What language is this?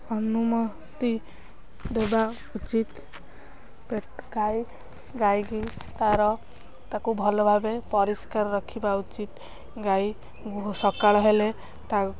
Odia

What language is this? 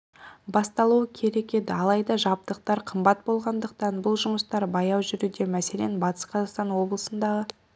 Kazakh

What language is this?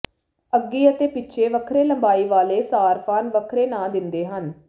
Punjabi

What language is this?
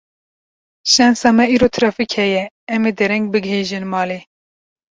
Kurdish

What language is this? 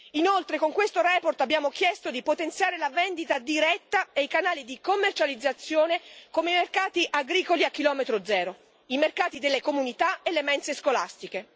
Italian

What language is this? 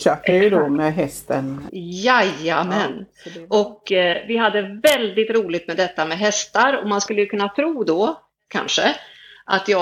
Swedish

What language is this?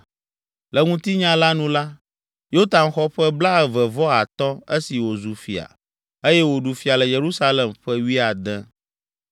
Ewe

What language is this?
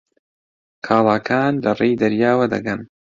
Central Kurdish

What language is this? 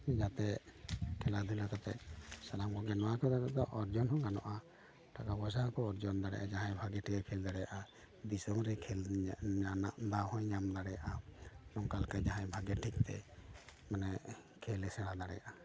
Santali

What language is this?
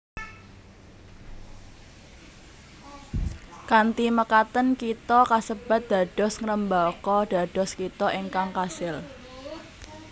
Javanese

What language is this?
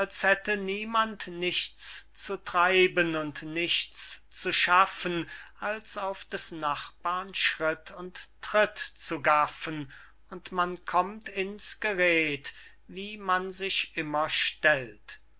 German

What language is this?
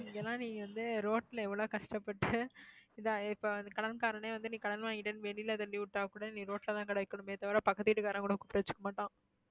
Tamil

